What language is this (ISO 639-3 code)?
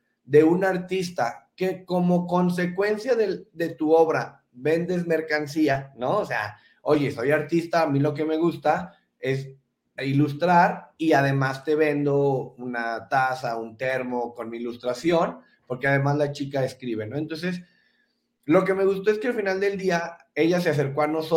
spa